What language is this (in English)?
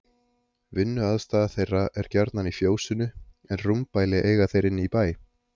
Icelandic